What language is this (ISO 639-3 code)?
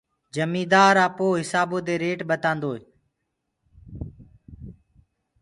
ggg